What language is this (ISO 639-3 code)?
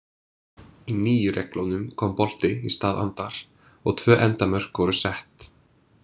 isl